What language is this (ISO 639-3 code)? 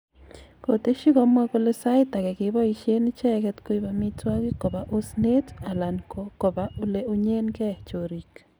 kln